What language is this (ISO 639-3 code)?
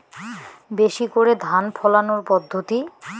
ben